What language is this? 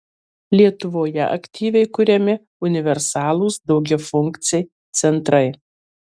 Lithuanian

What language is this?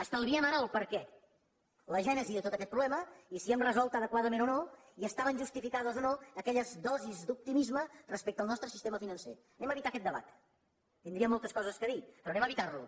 Catalan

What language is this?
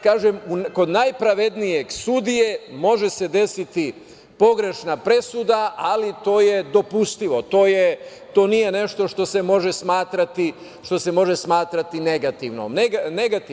Serbian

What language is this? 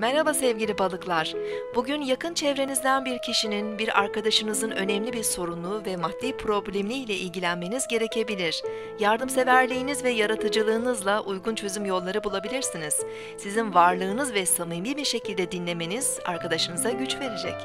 Turkish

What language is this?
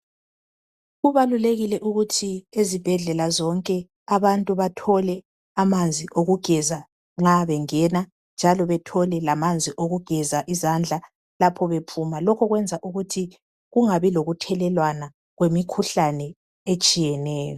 North Ndebele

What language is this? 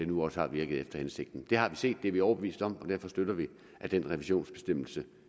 Danish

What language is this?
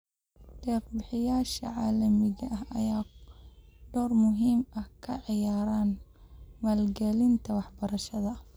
Somali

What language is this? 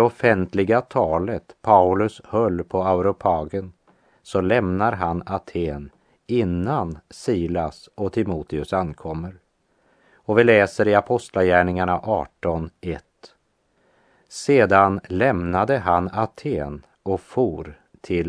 Swedish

